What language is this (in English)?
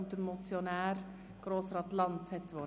Swiss German